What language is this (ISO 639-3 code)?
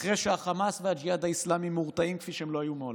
heb